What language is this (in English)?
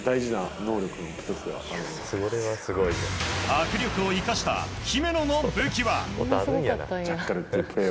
Japanese